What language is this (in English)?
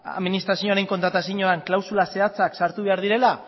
Basque